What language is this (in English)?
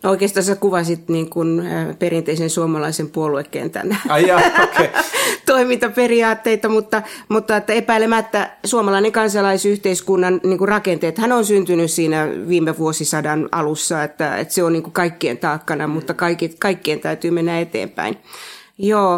Finnish